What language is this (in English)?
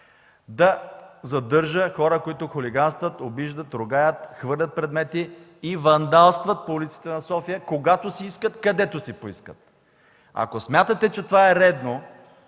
Bulgarian